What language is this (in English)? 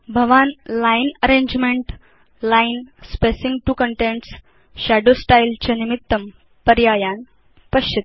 Sanskrit